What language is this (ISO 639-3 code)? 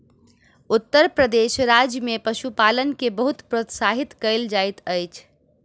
mai